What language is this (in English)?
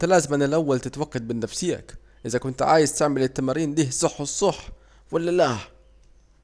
Saidi Arabic